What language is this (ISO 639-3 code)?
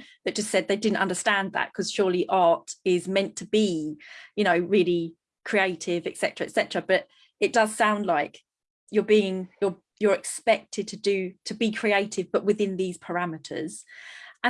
eng